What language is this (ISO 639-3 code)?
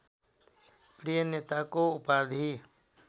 nep